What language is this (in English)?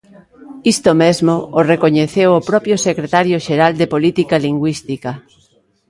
Galician